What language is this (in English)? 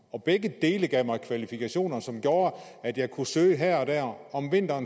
Danish